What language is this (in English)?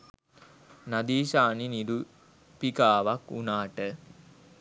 Sinhala